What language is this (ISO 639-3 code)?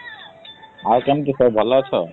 ori